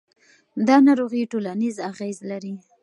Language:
Pashto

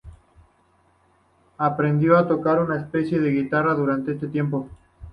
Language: Spanish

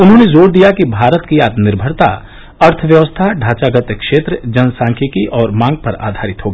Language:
Hindi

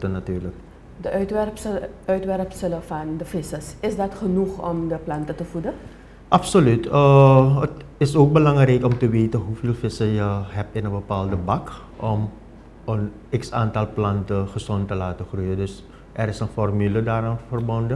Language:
Dutch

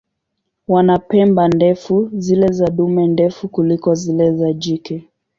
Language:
Swahili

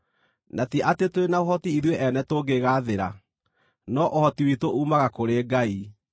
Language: Kikuyu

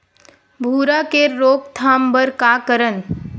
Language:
Chhattisgarhi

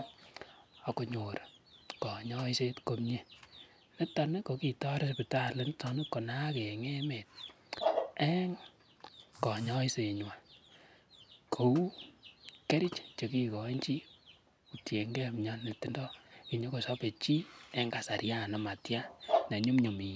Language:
Kalenjin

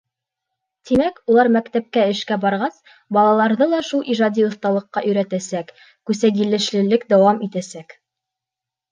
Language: Bashkir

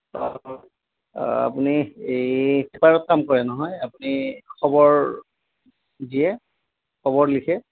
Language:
Assamese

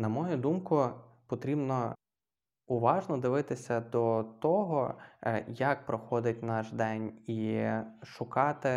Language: Ukrainian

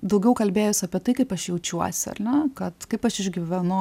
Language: Lithuanian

